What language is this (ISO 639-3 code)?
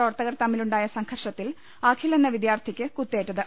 mal